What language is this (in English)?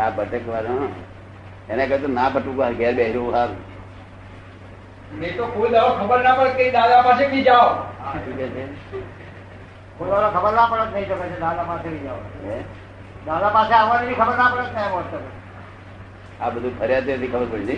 Gujarati